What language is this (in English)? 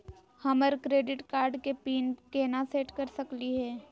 Magahi